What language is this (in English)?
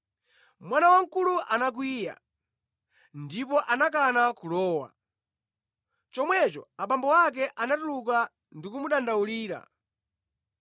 Nyanja